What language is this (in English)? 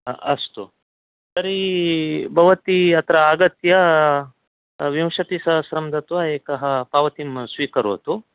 Sanskrit